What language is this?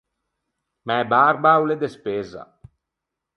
Ligurian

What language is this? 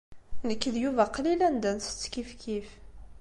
Kabyle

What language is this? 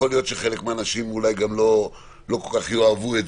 Hebrew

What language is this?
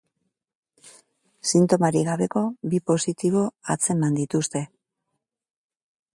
Basque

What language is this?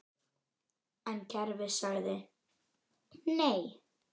Icelandic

